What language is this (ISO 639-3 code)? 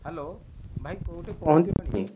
ori